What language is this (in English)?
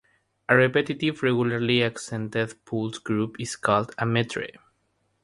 English